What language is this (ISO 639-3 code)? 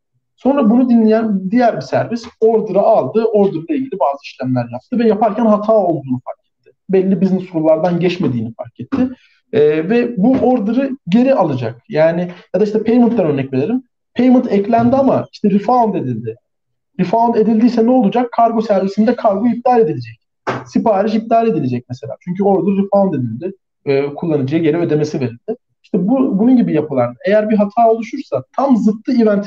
tur